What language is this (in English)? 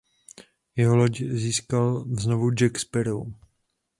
Czech